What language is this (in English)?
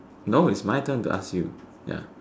English